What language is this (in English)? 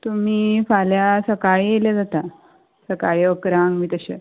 Konkani